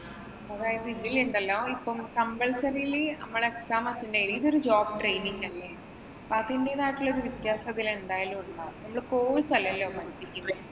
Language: Malayalam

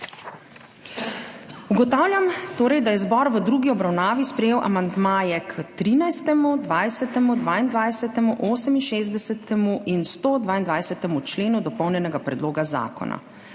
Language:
Slovenian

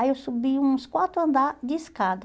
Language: Portuguese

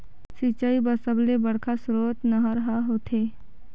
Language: Chhattisgarhi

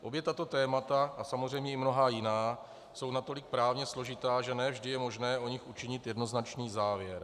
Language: Czech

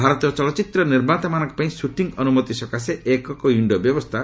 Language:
Odia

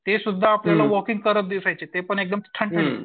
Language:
Marathi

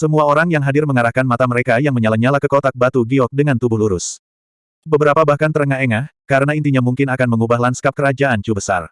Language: Indonesian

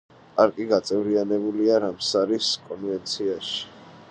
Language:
Georgian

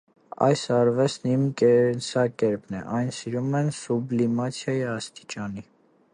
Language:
Armenian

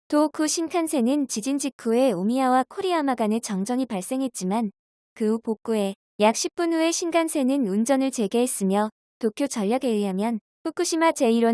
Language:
Korean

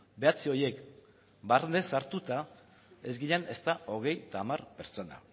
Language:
Basque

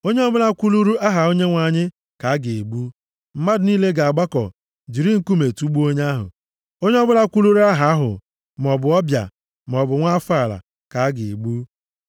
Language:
Igbo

